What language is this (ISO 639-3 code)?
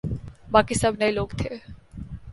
urd